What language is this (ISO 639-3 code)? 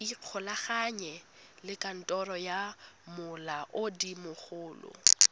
tsn